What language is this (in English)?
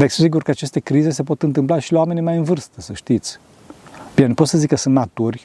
Romanian